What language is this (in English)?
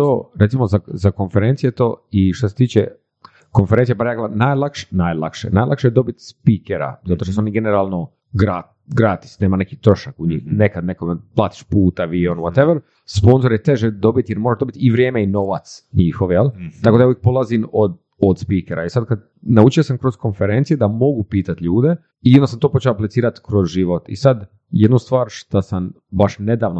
Croatian